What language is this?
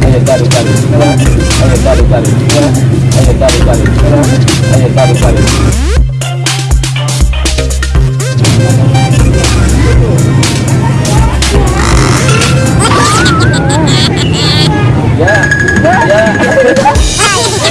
Indonesian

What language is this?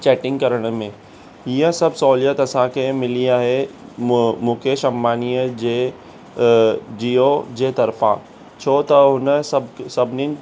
Sindhi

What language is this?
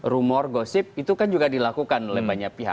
Indonesian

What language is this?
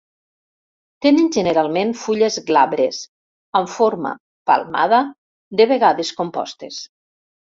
Catalan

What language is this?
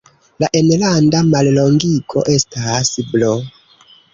Esperanto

